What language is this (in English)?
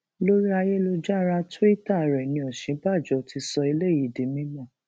Yoruba